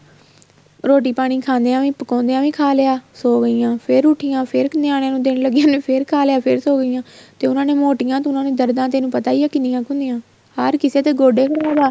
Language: Punjabi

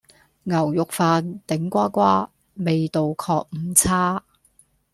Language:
Cantonese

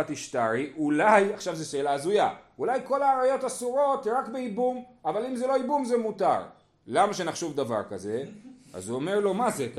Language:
Hebrew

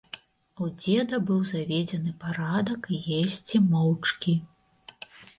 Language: Belarusian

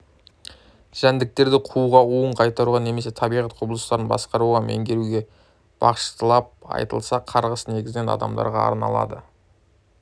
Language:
Kazakh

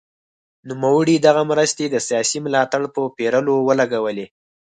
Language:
Pashto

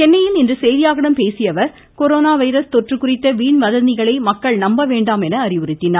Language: Tamil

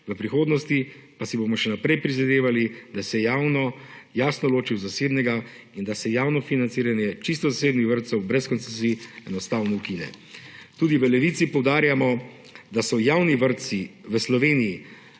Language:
Slovenian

